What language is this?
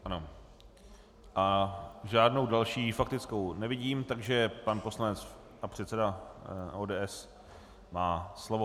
Czech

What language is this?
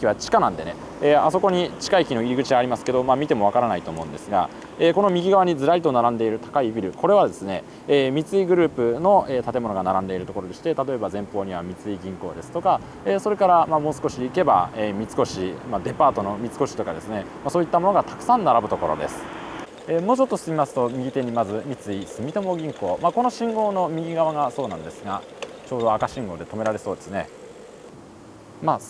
Japanese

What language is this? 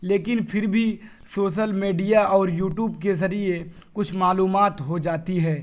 Urdu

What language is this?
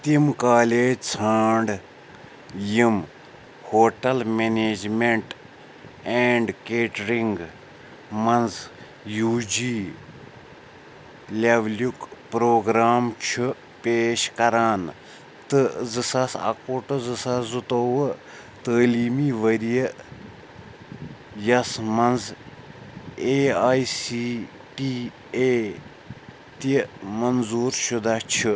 Kashmiri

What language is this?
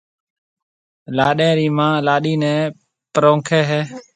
Marwari (Pakistan)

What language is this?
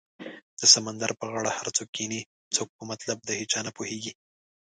Pashto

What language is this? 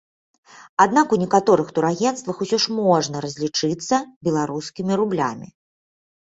Belarusian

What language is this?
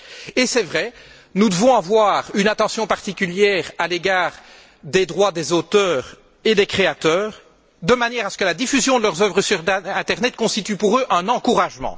French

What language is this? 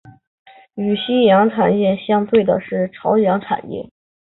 Chinese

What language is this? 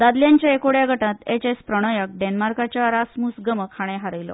Konkani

